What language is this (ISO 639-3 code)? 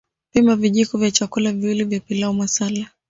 swa